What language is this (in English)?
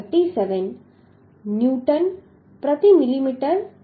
Gujarati